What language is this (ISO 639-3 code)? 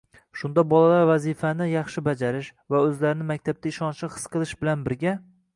uzb